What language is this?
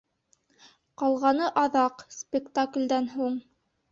Bashkir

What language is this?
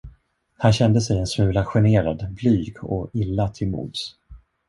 Swedish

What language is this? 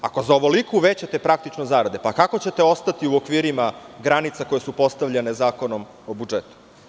Serbian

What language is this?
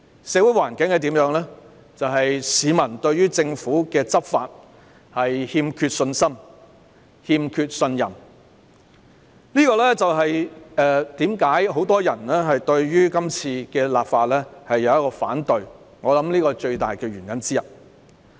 Cantonese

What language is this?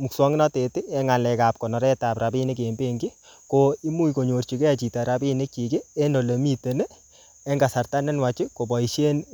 Kalenjin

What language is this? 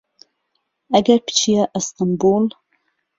Central Kurdish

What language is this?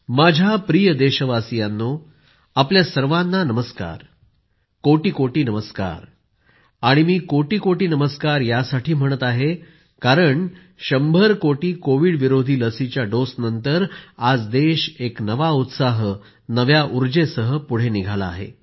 Marathi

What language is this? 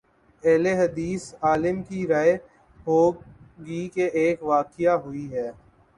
Urdu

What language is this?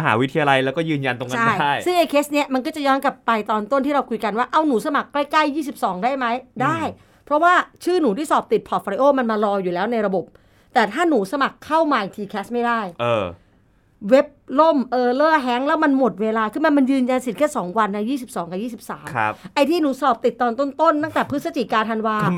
Thai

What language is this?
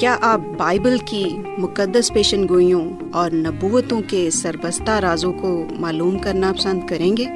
Urdu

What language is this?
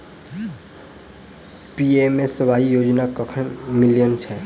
Maithili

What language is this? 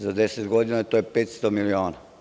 Serbian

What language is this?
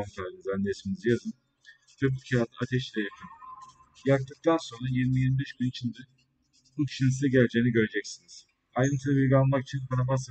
Turkish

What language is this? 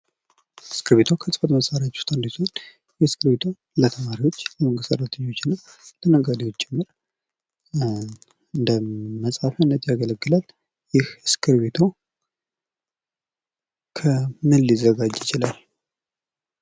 Amharic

